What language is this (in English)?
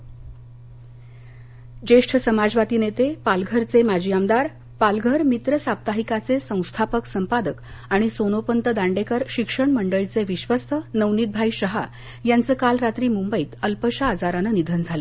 Marathi